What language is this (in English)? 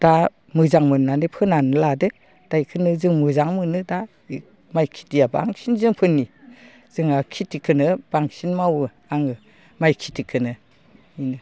Bodo